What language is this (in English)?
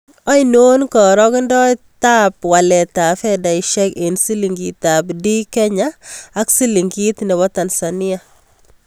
Kalenjin